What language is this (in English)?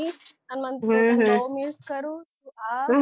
Gujarati